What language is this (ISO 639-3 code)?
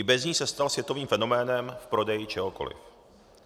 ces